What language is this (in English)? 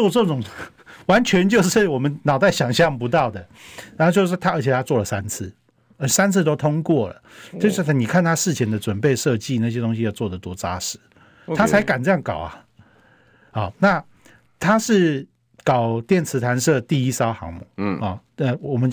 Chinese